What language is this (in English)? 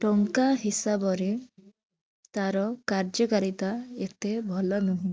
Odia